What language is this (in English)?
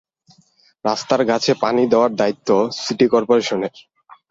Bangla